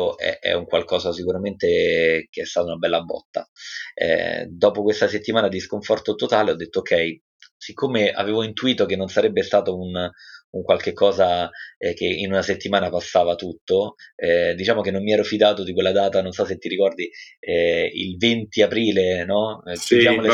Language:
Italian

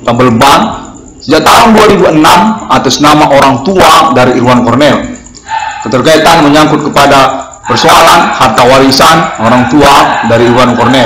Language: Indonesian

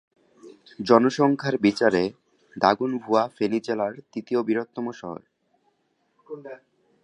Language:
Bangla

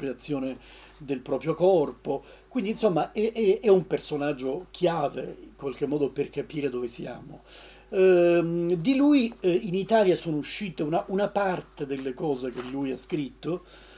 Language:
Italian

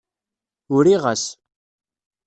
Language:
Kabyle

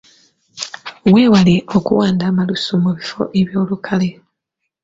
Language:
Ganda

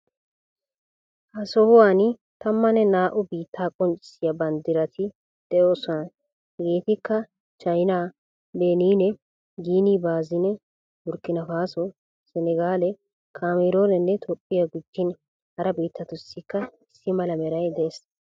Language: Wolaytta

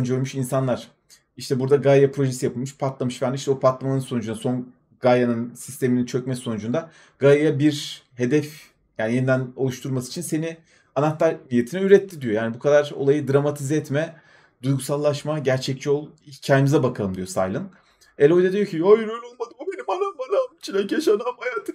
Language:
Turkish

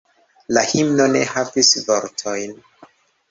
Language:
Esperanto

